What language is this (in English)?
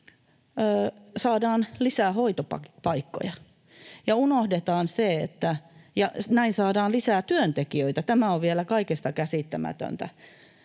Finnish